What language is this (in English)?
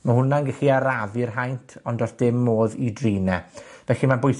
Welsh